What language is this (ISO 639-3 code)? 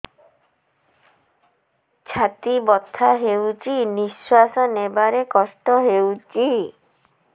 ori